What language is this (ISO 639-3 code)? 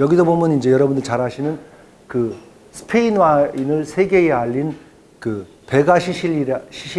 kor